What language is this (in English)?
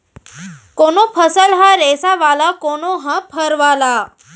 Chhattisgarhi